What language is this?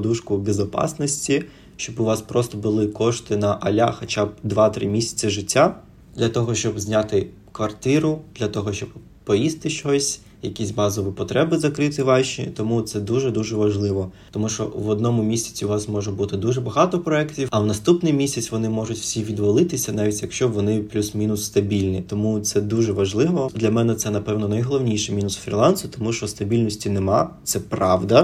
Ukrainian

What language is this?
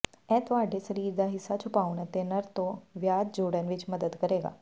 Punjabi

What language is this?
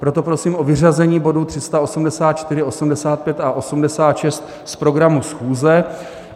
Czech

